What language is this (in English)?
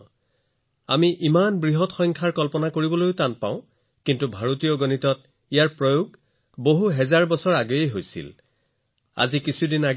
Assamese